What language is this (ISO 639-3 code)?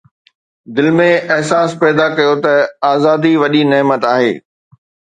snd